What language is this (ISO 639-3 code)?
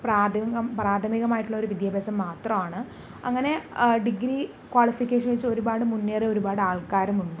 mal